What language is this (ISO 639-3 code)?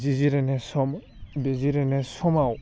brx